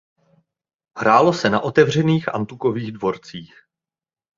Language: Czech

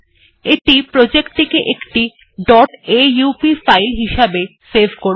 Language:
Bangla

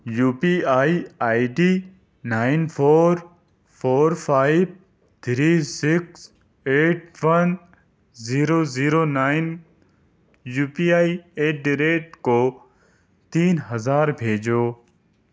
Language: Urdu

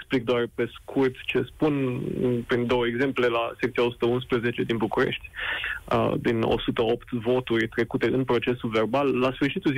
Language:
Romanian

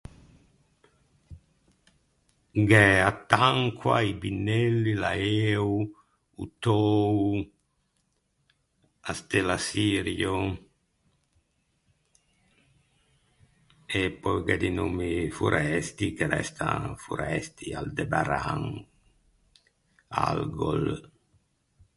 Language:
Ligurian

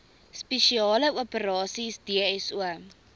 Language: Afrikaans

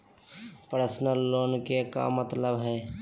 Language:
Magahi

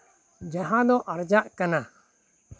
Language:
Santali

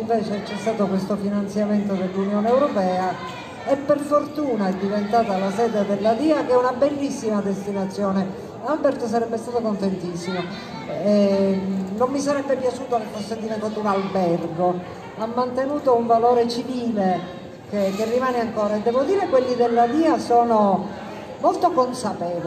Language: Italian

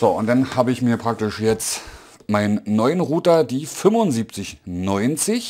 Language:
German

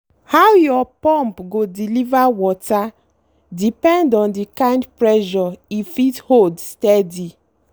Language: Nigerian Pidgin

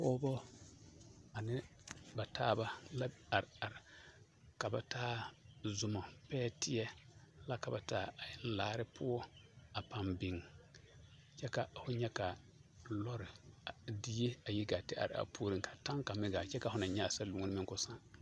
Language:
Southern Dagaare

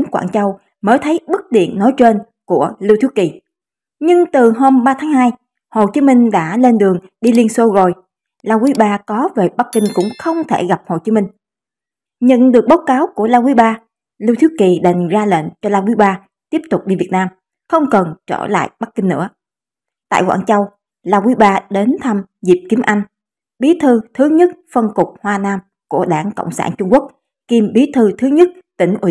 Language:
Vietnamese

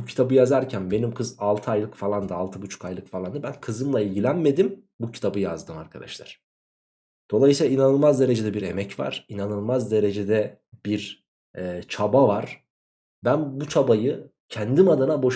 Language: Turkish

